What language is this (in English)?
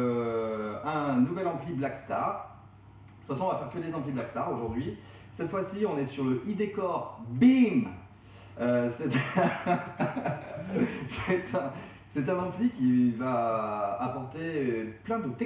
French